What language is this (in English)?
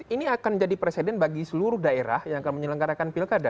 Indonesian